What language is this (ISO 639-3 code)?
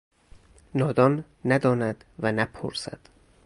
fas